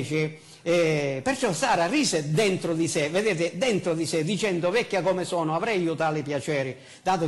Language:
Italian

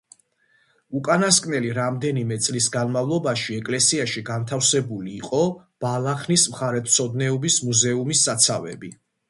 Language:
Georgian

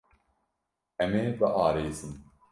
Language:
Kurdish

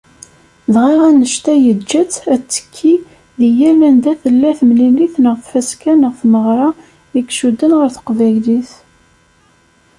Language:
Kabyle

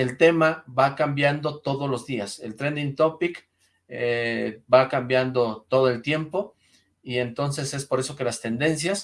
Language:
Spanish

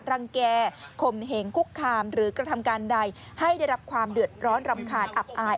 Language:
Thai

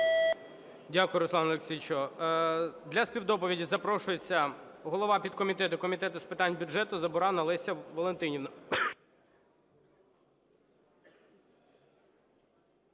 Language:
Ukrainian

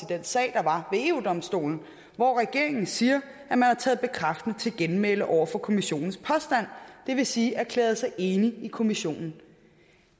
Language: Danish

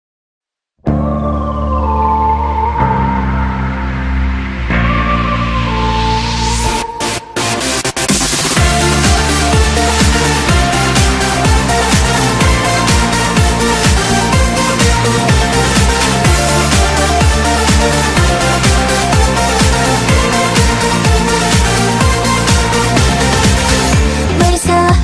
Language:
Korean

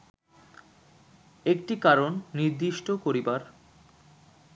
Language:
Bangla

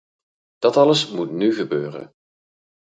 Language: Dutch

